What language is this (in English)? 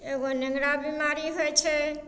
Maithili